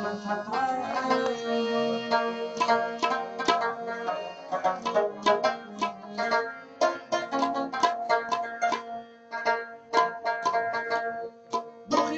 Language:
Arabic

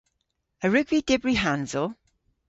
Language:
Cornish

